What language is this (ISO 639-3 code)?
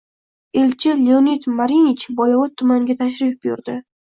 uzb